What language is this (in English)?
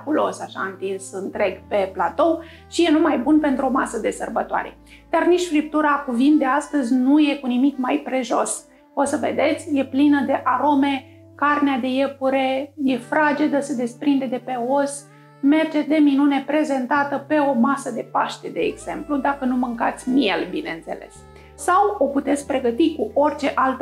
Romanian